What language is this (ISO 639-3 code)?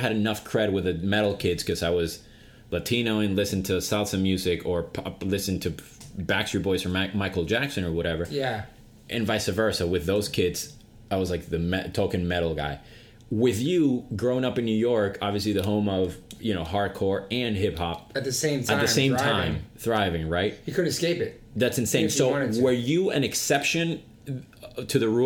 eng